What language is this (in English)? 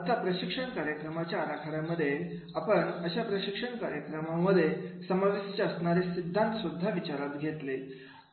Marathi